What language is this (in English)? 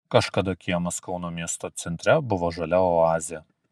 Lithuanian